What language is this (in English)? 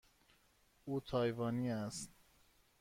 Persian